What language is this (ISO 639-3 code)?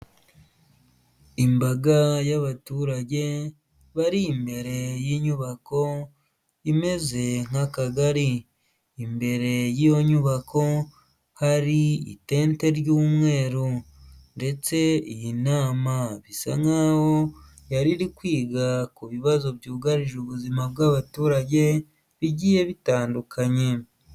kin